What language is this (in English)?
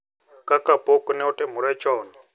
Luo (Kenya and Tanzania)